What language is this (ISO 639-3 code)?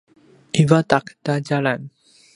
pwn